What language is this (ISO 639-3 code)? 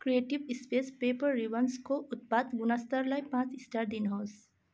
nep